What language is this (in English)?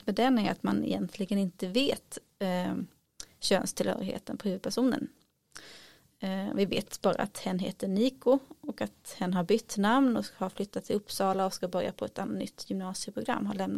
Swedish